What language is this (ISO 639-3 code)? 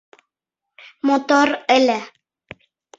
chm